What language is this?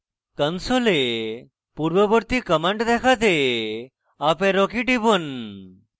Bangla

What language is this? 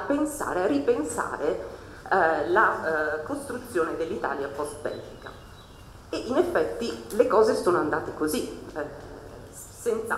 Italian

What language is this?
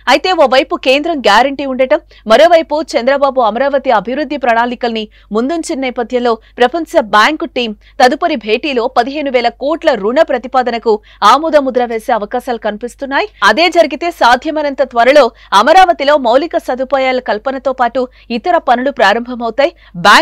Telugu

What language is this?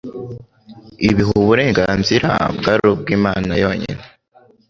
Kinyarwanda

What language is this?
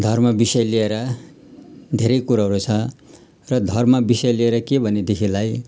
Nepali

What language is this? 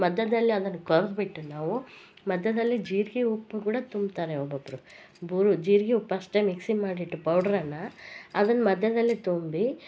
Kannada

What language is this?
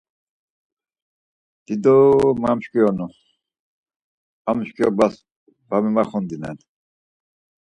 Laz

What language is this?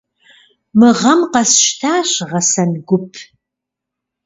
Kabardian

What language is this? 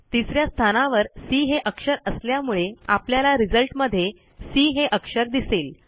Marathi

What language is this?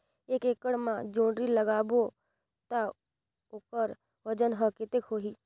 Chhattisgarhi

